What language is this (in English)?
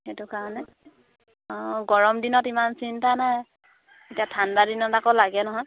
Assamese